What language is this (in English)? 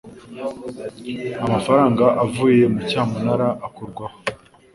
Kinyarwanda